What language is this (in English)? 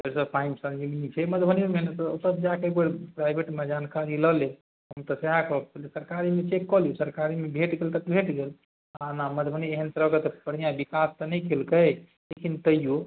Maithili